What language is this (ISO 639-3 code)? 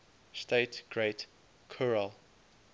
eng